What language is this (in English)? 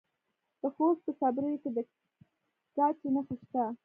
Pashto